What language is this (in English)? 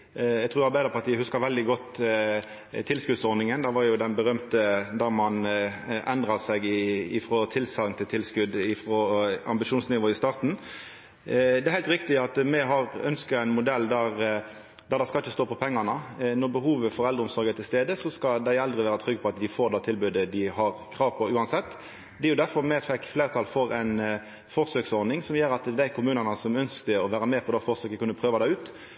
Norwegian Nynorsk